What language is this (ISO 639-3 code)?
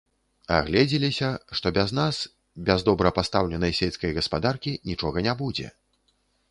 bel